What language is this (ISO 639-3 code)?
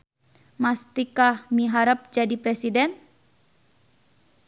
sun